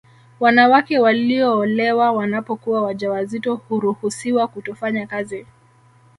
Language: Swahili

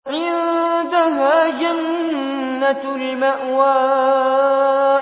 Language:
Arabic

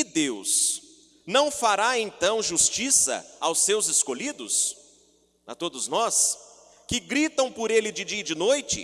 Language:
Portuguese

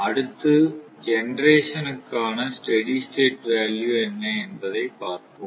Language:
Tamil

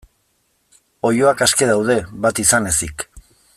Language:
Basque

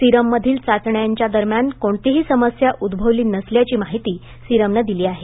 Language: Marathi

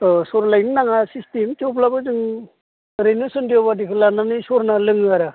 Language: Bodo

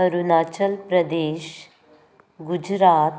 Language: Konkani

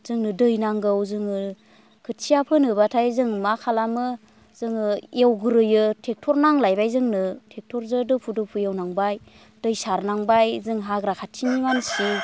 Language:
Bodo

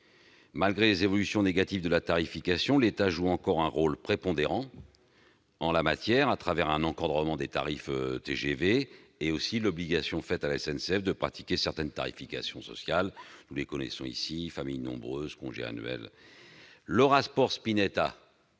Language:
French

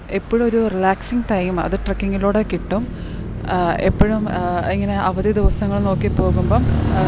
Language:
Malayalam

